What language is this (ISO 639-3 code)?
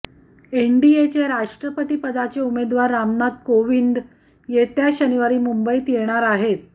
mar